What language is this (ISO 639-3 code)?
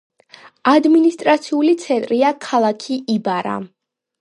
kat